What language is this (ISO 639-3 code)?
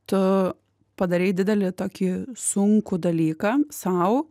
lit